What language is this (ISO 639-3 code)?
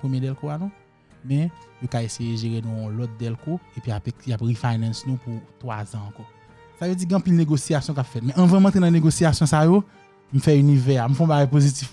fra